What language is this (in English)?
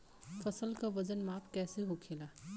Bhojpuri